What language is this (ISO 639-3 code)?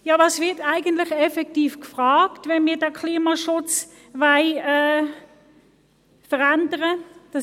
gsw